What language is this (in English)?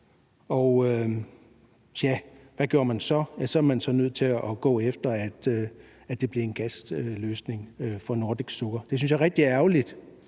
Danish